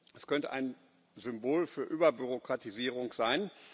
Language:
German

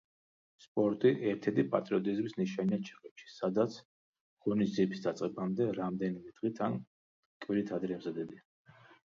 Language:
Georgian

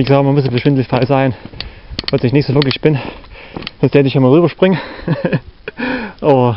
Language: German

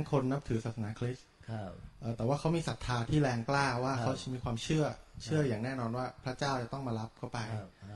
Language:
Thai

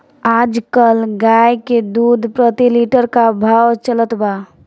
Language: Bhojpuri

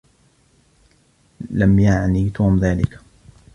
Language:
Arabic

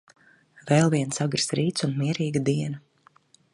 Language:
Latvian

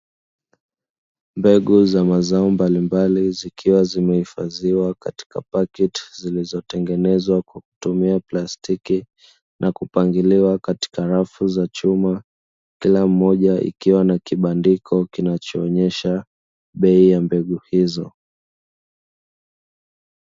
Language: Swahili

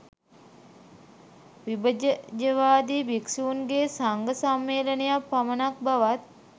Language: Sinhala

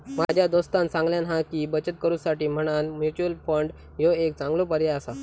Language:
Marathi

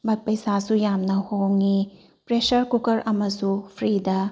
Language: Manipuri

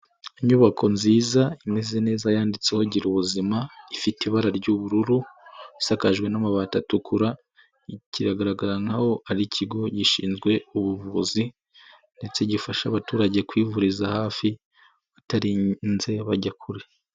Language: Kinyarwanda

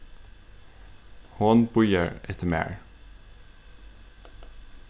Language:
Faroese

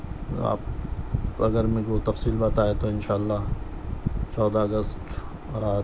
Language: Urdu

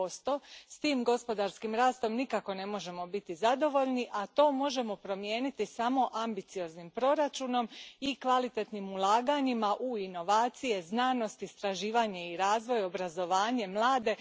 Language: Croatian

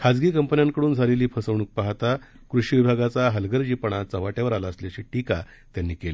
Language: Marathi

